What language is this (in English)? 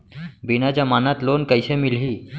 Chhattisgarhi